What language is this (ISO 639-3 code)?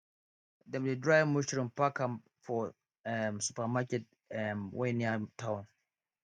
pcm